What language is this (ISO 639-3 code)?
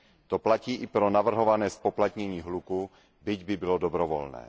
ces